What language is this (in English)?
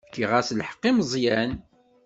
Kabyle